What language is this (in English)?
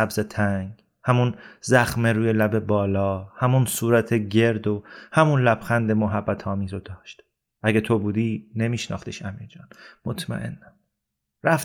Persian